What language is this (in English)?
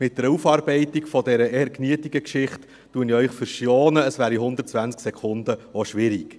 Swiss German